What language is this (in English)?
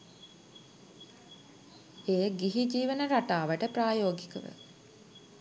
Sinhala